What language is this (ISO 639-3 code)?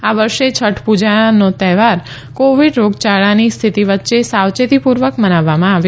guj